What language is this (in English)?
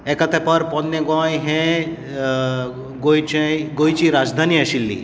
Konkani